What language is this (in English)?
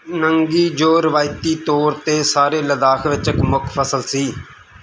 Punjabi